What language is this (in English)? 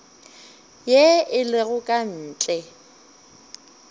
Northern Sotho